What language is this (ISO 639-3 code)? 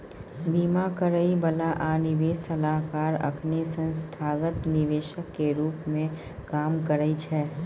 mai